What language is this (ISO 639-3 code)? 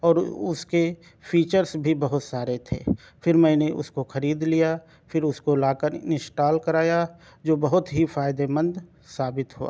urd